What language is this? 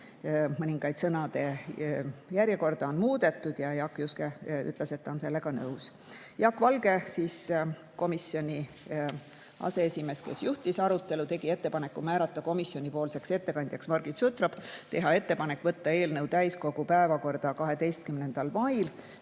Estonian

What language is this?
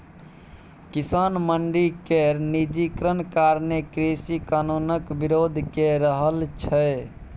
Maithili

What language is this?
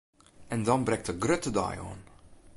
Western Frisian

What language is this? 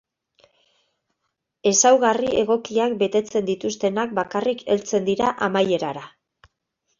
Basque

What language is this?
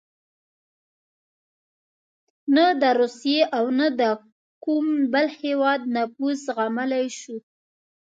Pashto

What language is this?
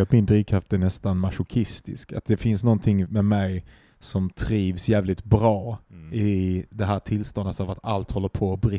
Swedish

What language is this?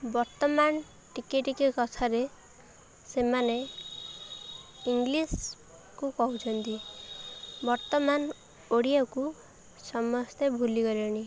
Odia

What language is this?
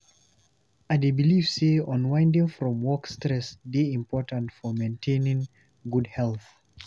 Nigerian Pidgin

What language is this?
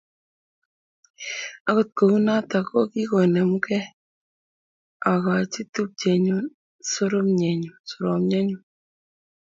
Kalenjin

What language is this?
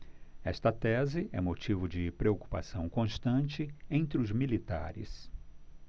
Portuguese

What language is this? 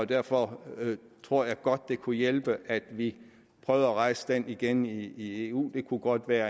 Danish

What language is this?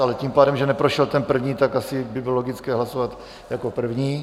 Czech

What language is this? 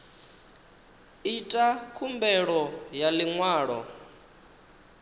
Venda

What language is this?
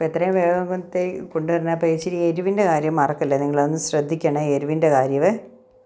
Malayalam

